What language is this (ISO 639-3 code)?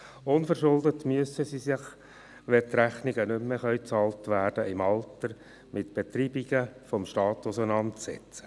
gsw